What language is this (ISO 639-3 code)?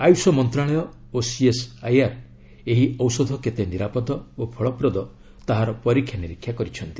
ori